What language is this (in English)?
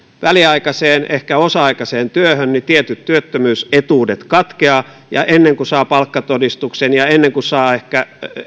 Finnish